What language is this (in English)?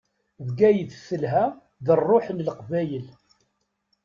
Kabyle